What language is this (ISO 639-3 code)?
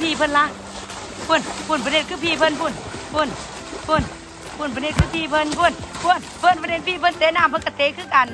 tha